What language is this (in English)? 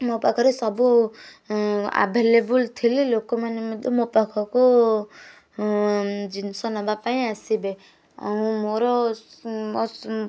Odia